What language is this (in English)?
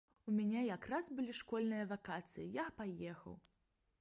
Belarusian